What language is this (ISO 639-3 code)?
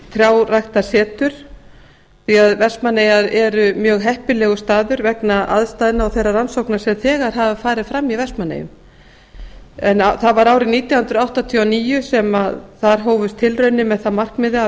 isl